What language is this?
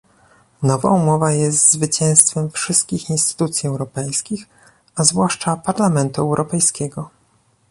Polish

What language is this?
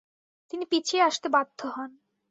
Bangla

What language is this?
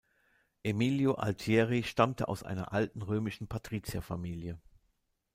German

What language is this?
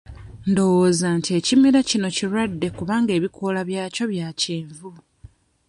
Ganda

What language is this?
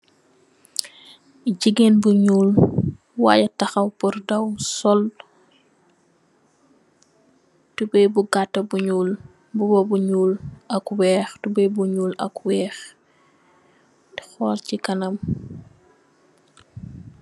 Wolof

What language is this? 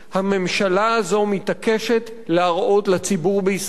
Hebrew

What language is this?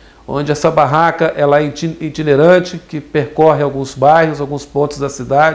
Portuguese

